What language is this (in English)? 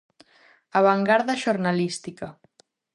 Galician